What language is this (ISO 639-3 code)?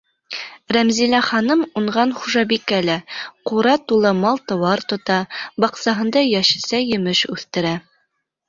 bak